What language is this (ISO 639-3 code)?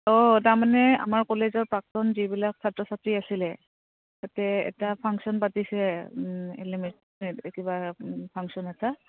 asm